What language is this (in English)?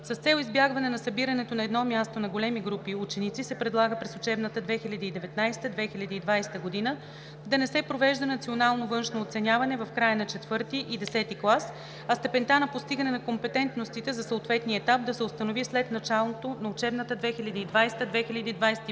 Bulgarian